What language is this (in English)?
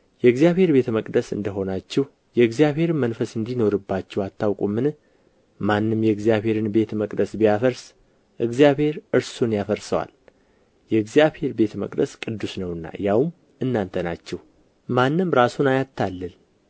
Amharic